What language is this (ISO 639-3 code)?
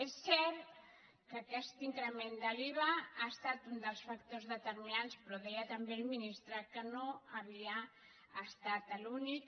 cat